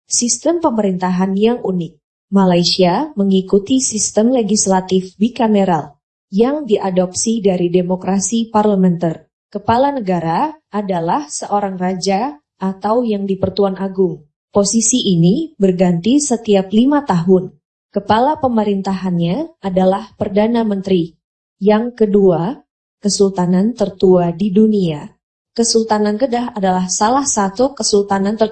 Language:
Indonesian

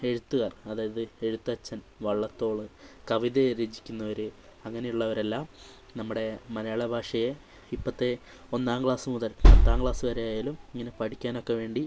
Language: Malayalam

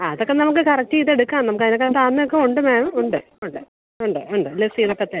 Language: Malayalam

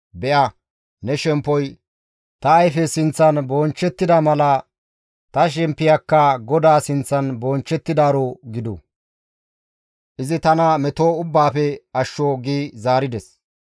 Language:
Gamo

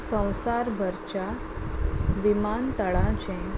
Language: Konkani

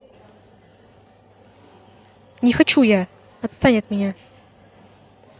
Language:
Russian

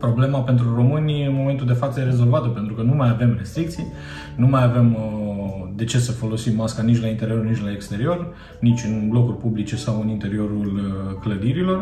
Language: Romanian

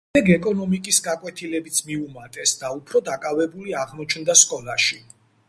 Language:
Georgian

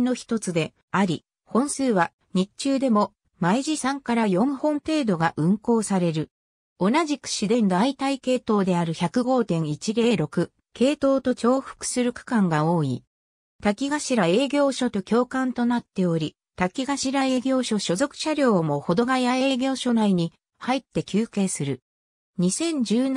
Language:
Japanese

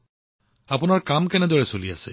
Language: Assamese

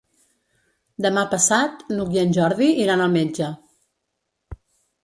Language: Catalan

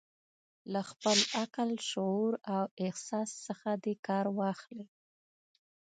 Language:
Pashto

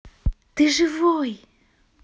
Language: Russian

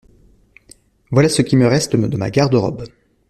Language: French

